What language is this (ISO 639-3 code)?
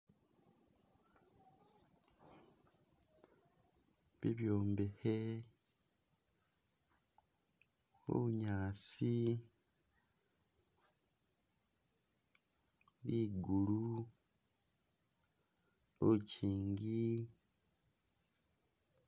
myx